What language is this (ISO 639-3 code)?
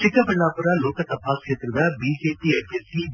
kan